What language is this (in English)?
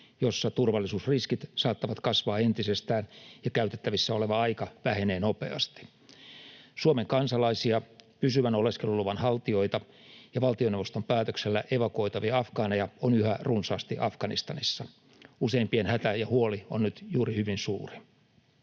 Finnish